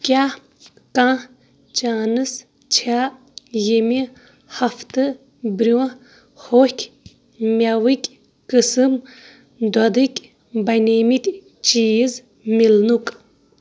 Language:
Kashmiri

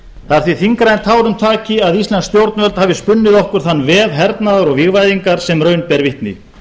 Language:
Icelandic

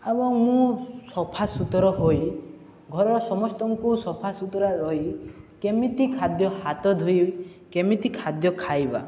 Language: Odia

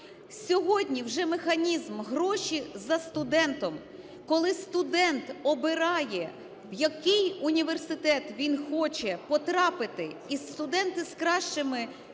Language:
Ukrainian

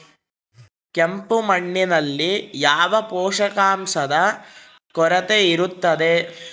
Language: Kannada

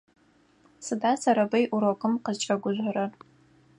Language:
Adyghe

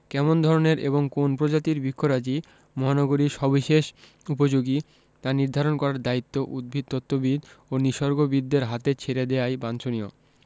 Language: Bangla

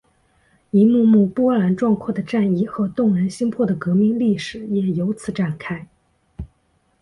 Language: Chinese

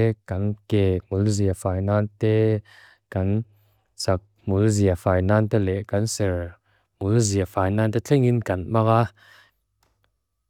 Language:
Mizo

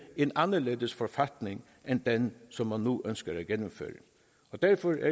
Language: Danish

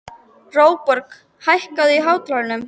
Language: Icelandic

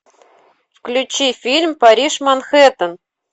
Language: Russian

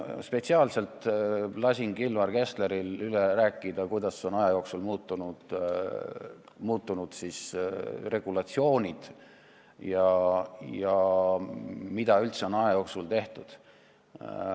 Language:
Estonian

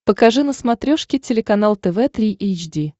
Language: Russian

